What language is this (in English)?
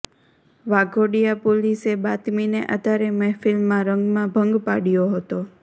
Gujarati